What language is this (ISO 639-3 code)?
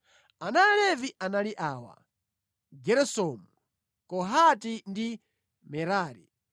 nya